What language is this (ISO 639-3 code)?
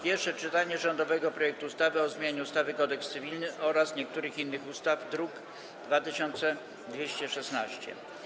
pol